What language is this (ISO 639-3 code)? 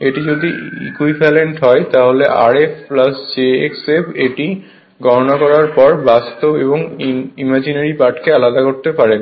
ben